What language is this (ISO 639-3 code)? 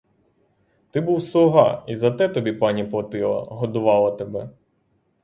ukr